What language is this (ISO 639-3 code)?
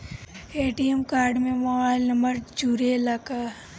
bho